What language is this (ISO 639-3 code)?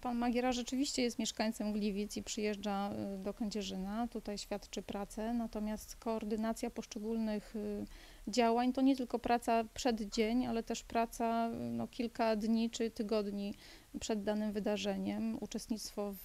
pol